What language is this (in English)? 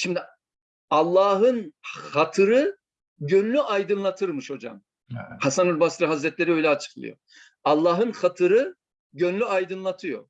Turkish